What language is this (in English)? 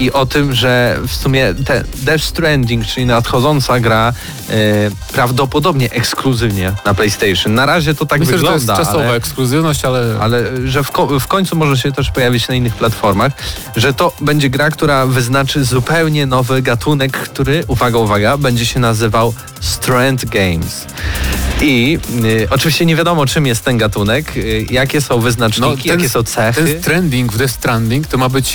Polish